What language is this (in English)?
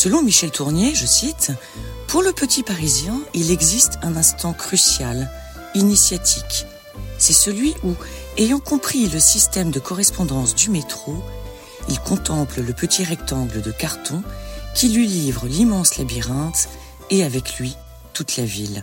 French